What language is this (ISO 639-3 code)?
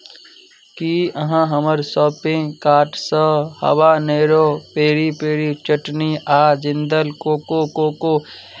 mai